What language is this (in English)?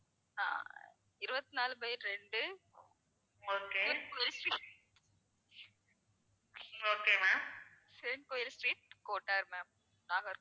Tamil